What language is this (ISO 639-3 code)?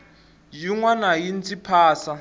tso